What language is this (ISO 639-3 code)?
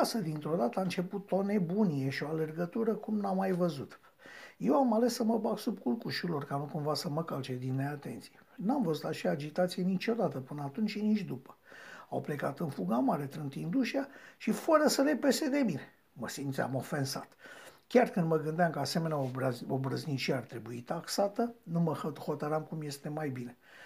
ron